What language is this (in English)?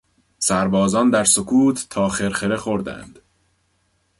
Persian